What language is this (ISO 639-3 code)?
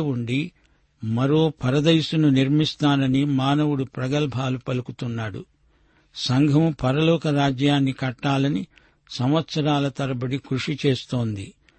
tel